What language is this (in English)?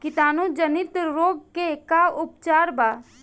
Bhojpuri